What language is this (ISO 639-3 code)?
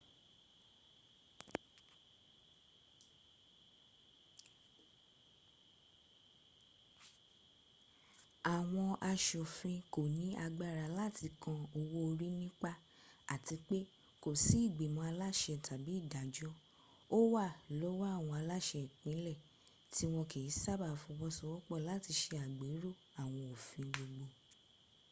yor